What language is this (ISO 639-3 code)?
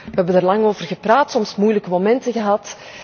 nld